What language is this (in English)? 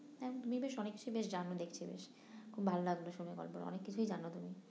Bangla